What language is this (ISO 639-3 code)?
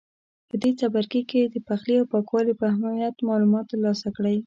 pus